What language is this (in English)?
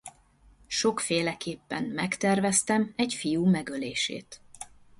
Hungarian